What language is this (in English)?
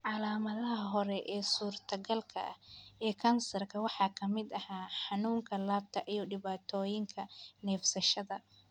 Somali